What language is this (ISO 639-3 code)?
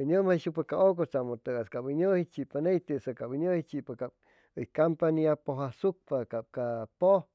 zoh